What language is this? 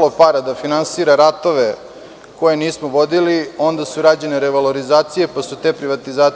Serbian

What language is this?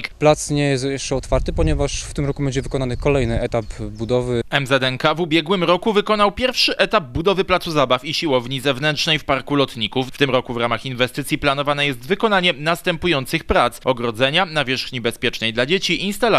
Polish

